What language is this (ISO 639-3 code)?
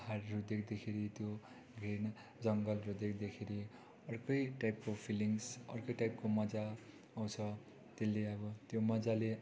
nep